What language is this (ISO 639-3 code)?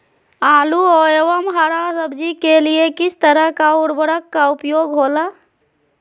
mag